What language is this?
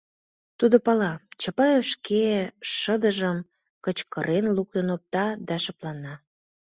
Mari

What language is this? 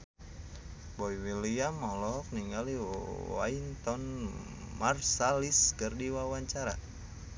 Sundanese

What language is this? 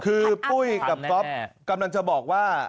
Thai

